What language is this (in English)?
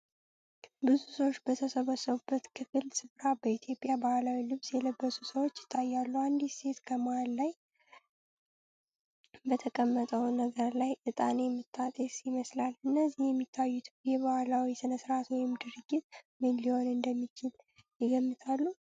Amharic